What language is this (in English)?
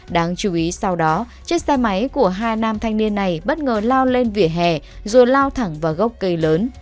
Vietnamese